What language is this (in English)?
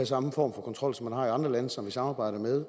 Danish